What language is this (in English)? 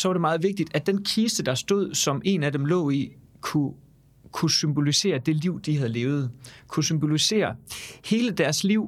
Danish